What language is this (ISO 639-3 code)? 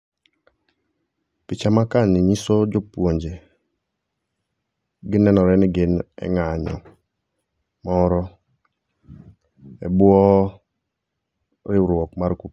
luo